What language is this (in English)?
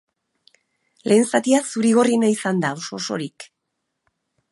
Basque